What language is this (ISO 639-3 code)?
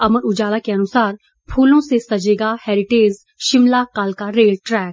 hin